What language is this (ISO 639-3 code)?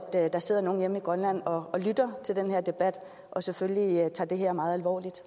dan